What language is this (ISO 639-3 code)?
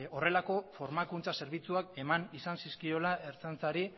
eus